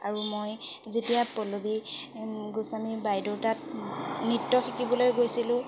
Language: Assamese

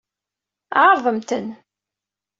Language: Kabyle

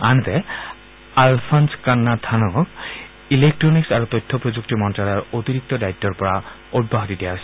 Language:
Assamese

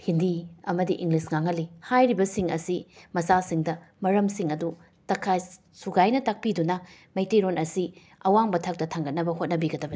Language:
Manipuri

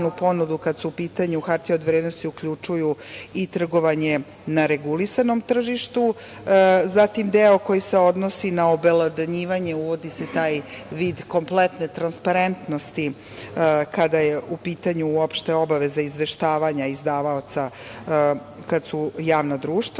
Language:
Serbian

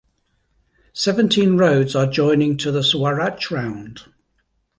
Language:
English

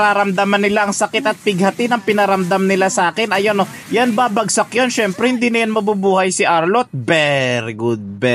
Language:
Filipino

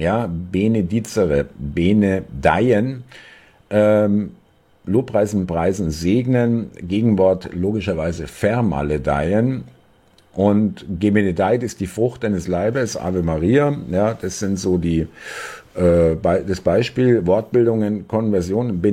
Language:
German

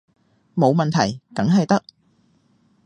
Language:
Cantonese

